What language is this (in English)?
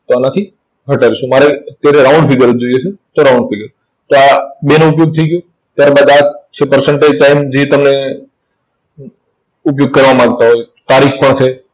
Gujarati